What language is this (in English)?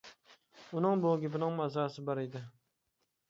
Uyghur